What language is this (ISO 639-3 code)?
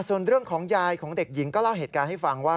tha